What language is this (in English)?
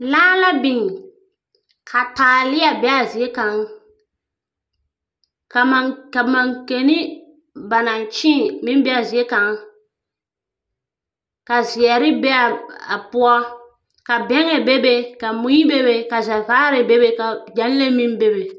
Southern Dagaare